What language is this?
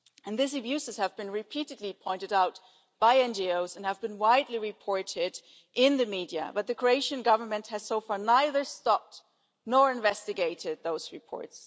English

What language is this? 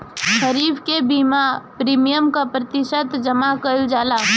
Bhojpuri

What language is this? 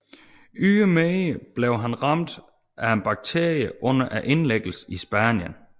Danish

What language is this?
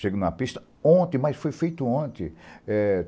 Portuguese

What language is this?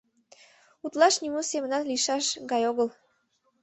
Mari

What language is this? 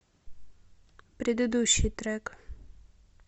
Russian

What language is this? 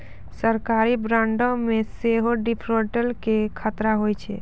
Maithili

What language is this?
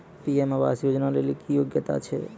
Maithili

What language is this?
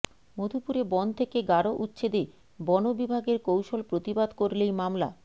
Bangla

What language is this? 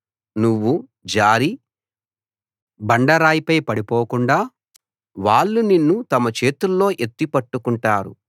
Telugu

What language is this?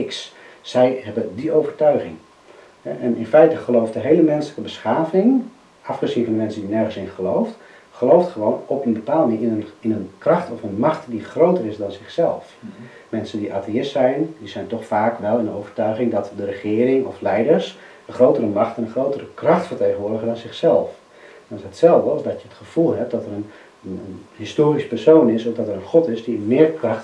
Dutch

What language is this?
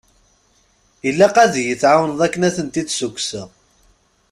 Kabyle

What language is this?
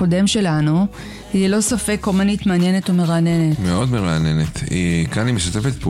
Hebrew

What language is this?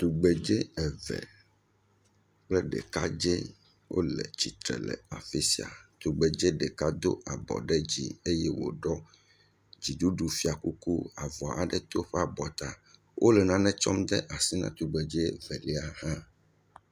Ewe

